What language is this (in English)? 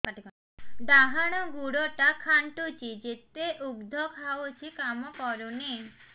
Odia